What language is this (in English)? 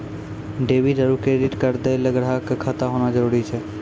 Maithili